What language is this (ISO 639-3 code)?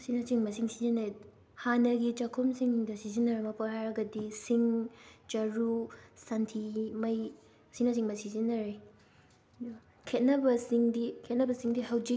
mni